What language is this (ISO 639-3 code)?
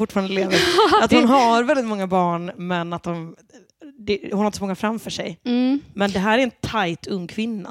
swe